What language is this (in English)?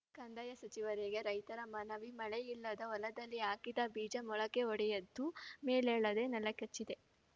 Kannada